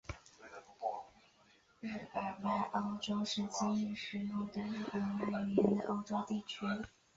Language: Chinese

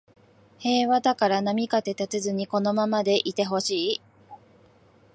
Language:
Japanese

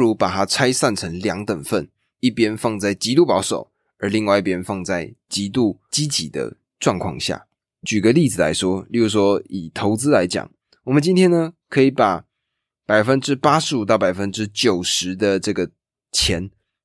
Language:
Chinese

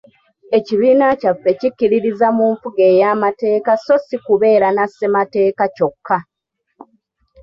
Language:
Ganda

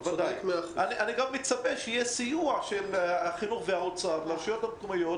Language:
Hebrew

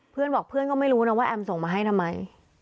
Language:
Thai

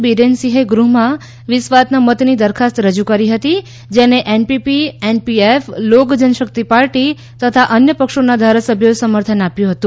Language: Gujarati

